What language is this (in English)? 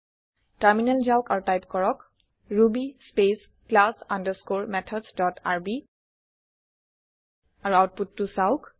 Assamese